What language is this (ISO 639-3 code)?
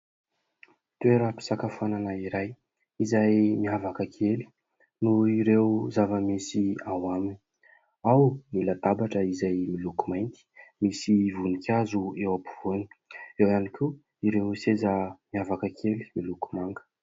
mlg